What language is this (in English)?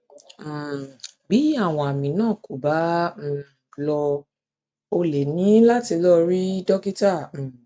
Yoruba